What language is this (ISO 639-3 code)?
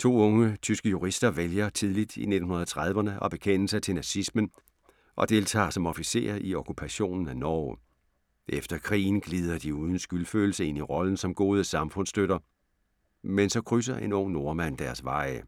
dan